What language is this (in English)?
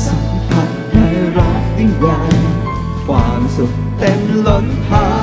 Thai